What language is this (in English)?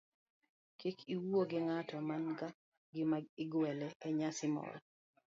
Luo (Kenya and Tanzania)